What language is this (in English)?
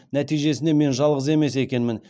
Kazakh